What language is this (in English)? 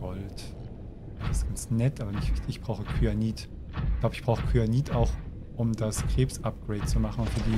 German